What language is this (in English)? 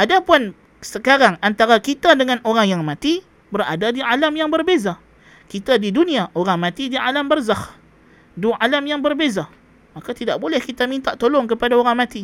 Malay